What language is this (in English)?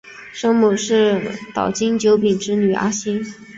Chinese